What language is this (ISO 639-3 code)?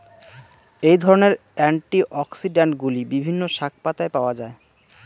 ben